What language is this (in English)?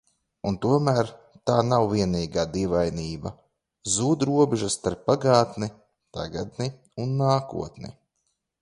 Latvian